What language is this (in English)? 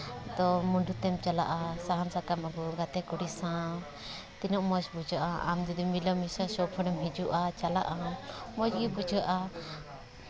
Santali